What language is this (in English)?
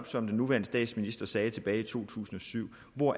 Danish